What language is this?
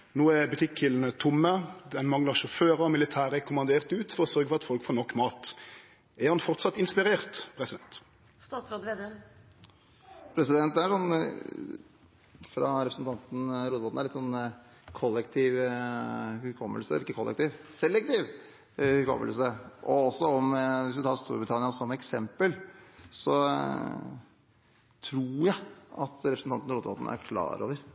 Norwegian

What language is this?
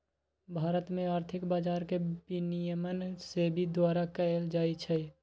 Magahi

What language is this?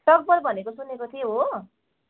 Nepali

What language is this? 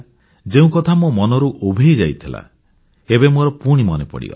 Odia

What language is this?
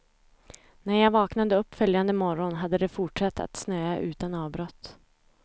Swedish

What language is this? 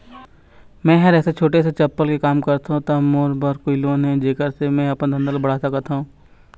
Chhattisgarhi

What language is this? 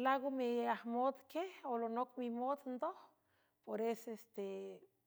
San Francisco Del Mar Huave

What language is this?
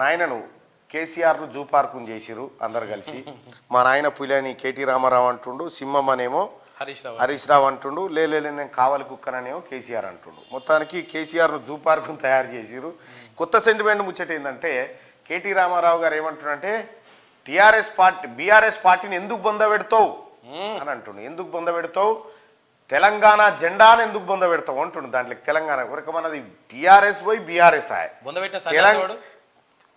Telugu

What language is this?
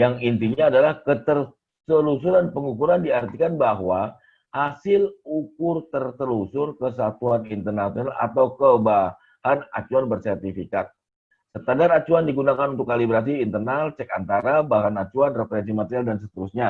Indonesian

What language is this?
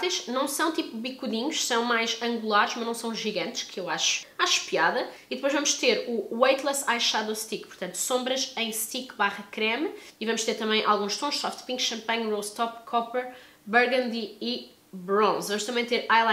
Portuguese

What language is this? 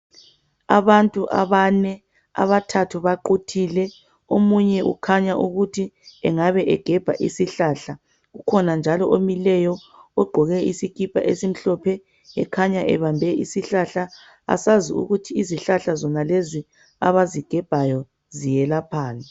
North Ndebele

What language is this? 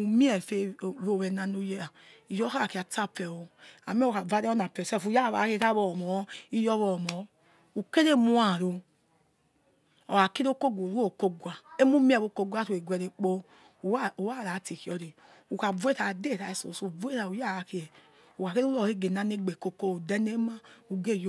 Yekhee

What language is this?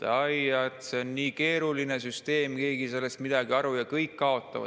Estonian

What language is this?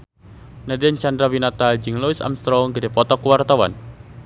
Sundanese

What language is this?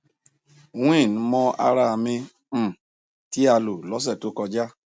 Yoruba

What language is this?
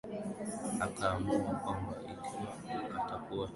Swahili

